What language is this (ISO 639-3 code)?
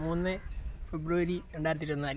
mal